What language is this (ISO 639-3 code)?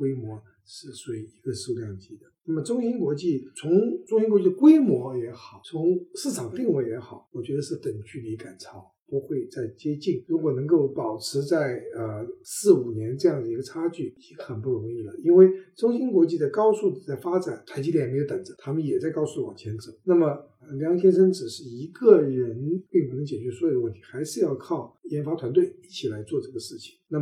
zho